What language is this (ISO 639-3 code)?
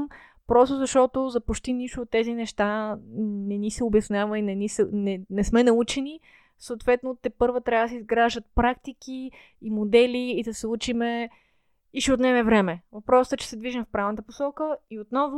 bul